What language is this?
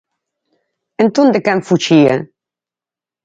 Galician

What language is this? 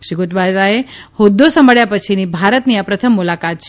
Gujarati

